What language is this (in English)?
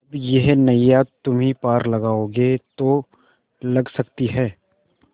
Hindi